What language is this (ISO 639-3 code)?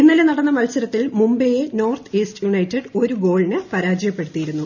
mal